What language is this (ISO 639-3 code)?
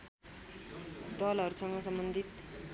nep